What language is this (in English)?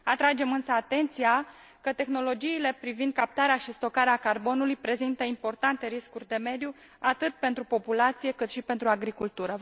Romanian